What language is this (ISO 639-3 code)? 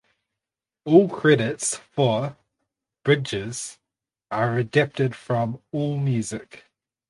eng